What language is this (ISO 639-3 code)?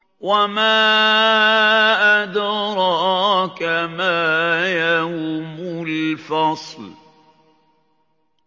ara